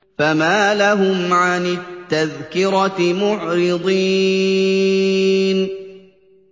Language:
Arabic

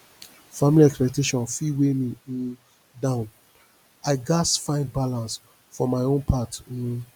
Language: Nigerian Pidgin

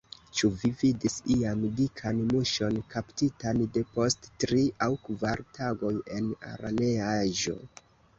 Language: Esperanto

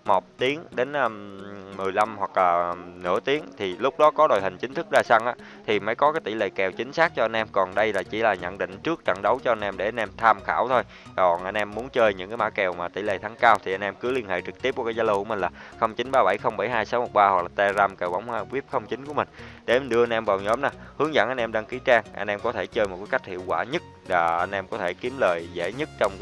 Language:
Vietnamese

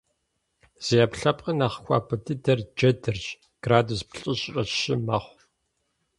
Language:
Kabardian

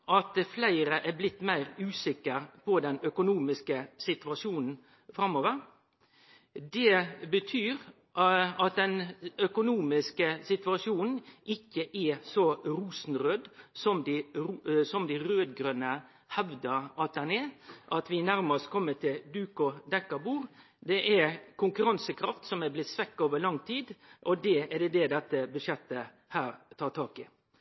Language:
Norwegian Nynorsk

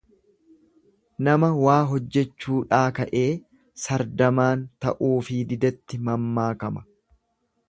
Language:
Oromo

